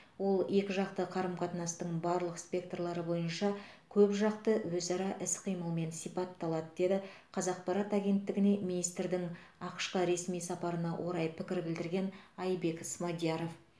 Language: Kazakh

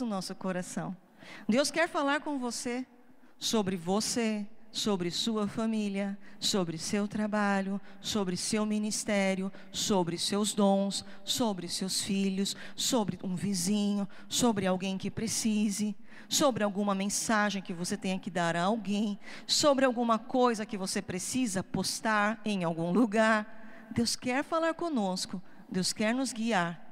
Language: Portuguese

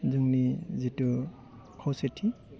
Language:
Bodo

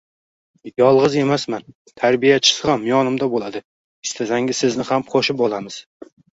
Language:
Uzbek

